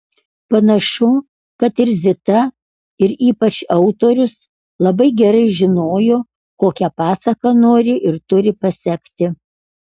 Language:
Lithuanian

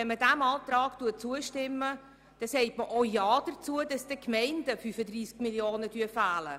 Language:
Swiss German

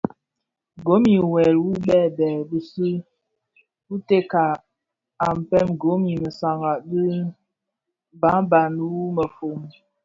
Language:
Bafia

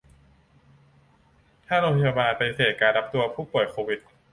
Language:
Thai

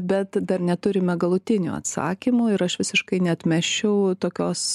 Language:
Lithuanian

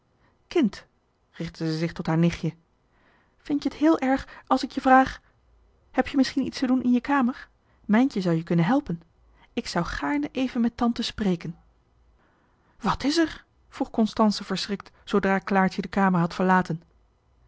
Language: Dutch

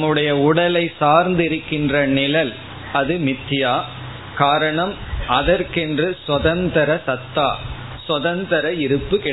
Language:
Tamil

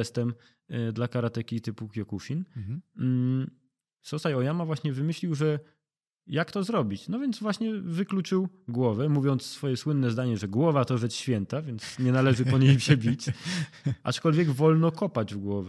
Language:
Polish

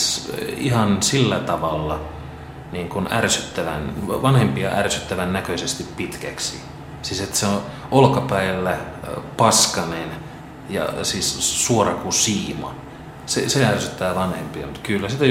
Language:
Finnish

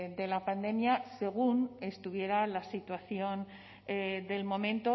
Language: Spanish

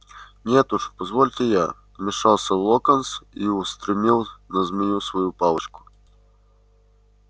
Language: Russian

